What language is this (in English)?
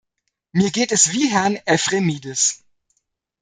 German